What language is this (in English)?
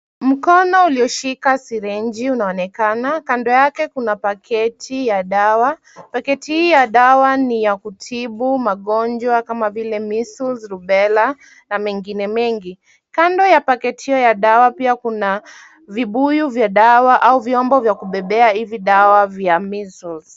Swahili